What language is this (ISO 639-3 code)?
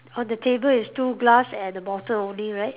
eng